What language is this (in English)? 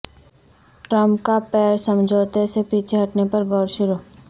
Urdu